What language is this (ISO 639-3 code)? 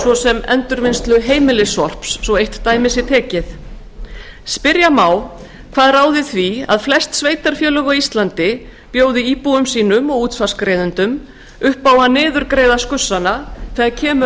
isl